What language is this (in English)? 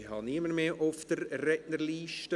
Swiss German